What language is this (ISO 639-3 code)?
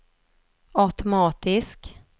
swe